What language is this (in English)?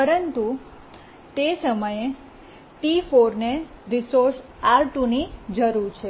Gujarati